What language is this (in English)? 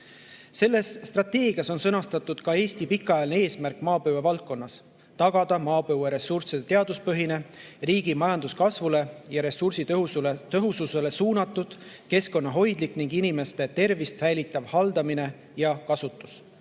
Estonian